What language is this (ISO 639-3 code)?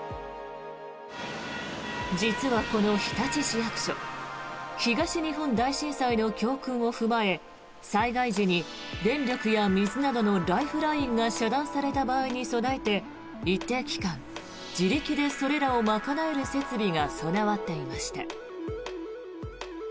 jpn